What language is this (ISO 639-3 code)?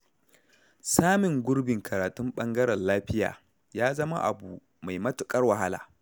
hau